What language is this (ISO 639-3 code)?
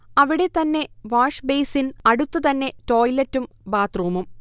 mal